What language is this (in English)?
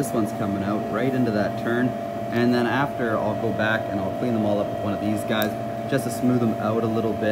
English